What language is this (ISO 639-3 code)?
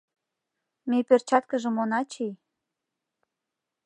chm